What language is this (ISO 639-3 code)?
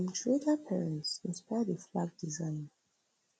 pcm